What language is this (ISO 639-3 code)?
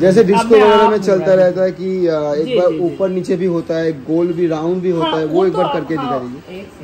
hin